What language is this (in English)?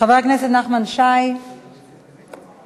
Hebrew